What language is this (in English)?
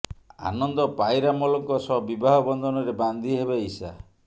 Odia